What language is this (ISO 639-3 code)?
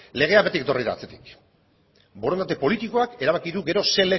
eus